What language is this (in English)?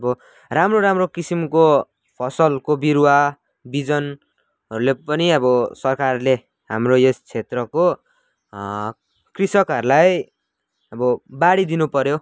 Nepali